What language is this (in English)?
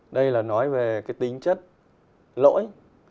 Vietnamese